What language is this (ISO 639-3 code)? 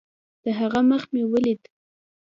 pus